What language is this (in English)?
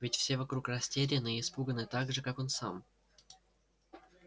Russian